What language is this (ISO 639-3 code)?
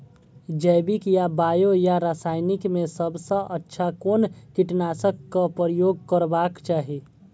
mai